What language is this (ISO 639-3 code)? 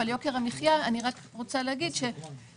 heb